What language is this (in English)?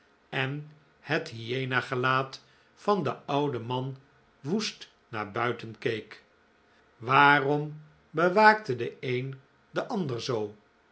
Dutch